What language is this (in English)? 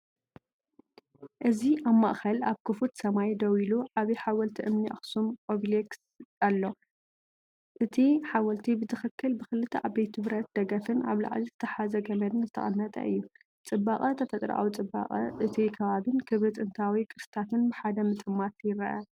Tigrinya